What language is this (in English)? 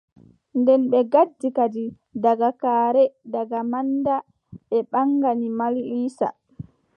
Adamawa Fulfulde